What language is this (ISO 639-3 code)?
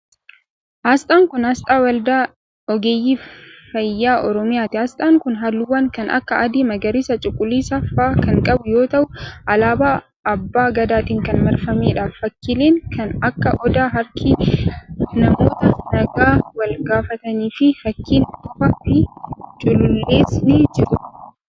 orm